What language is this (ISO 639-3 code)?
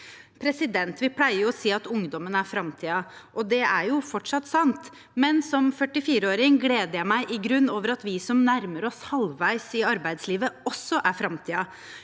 nor